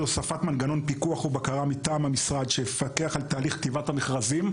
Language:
Hebrew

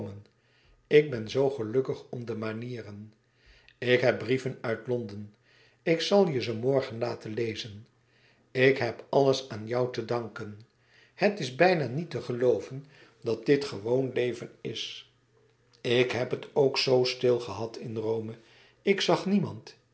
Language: Dutch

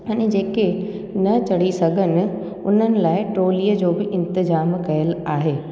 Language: Sindhi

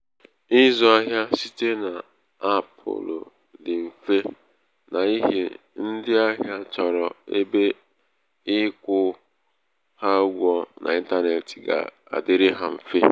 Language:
Igbo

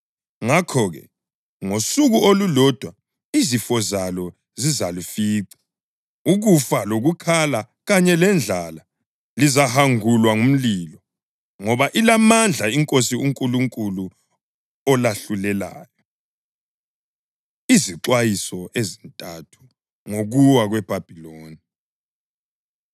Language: North Ndebele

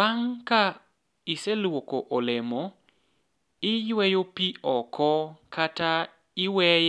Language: Luo (Kenya and Tanzania)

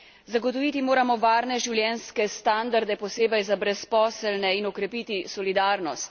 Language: Slovenian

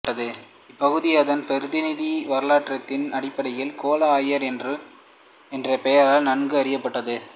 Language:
Tamil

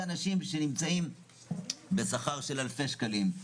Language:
Hebrew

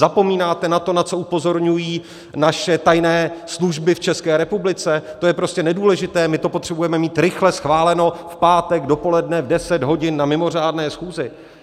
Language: Czech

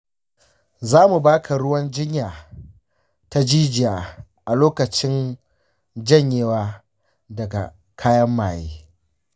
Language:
Hausa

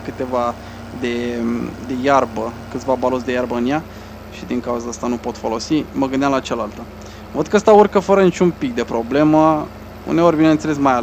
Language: Romanian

